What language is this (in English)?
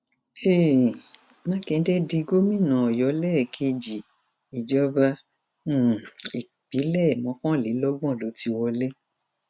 Yoruba